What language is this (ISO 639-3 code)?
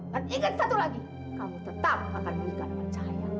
ind